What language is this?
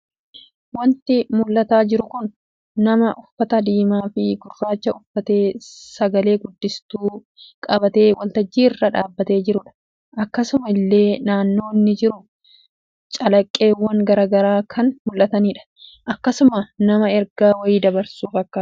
Oromo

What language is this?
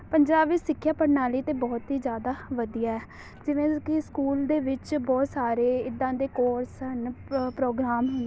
Punjabi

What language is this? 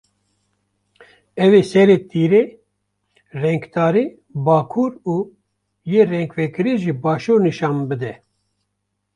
Kurdish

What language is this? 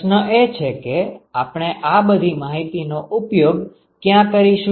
Gujarati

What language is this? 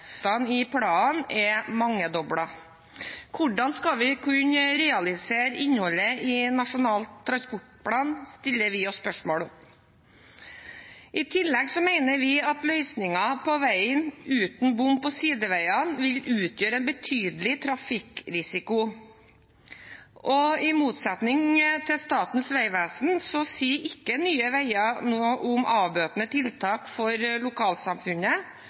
Norwegian Bokmål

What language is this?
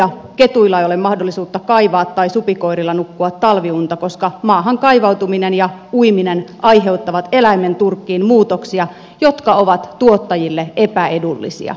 Finnish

